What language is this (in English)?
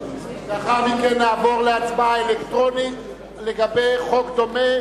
Hebrew